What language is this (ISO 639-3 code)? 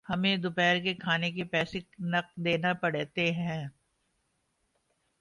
urd